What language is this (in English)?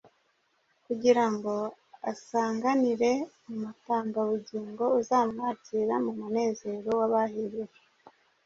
Kinyarwanda